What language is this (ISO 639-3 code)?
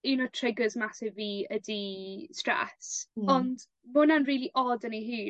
cym